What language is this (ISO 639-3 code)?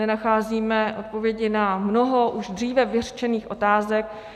ces